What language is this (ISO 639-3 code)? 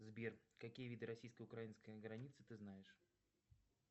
rus